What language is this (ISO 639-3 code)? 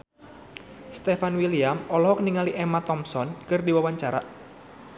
sun